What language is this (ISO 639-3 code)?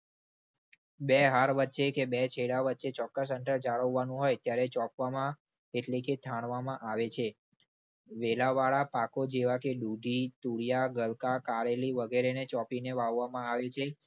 guj